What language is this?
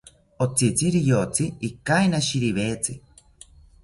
South Ucayali Ashéninka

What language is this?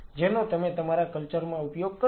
Gujarati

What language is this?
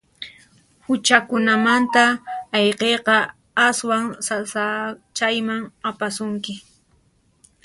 Puno Quechua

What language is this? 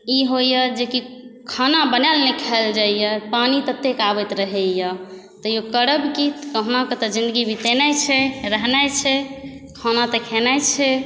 Maithili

